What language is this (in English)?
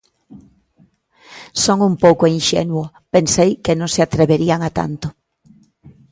Galician